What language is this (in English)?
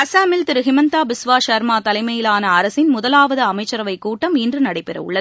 Tamil